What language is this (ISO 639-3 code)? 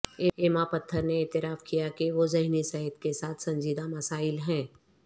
urd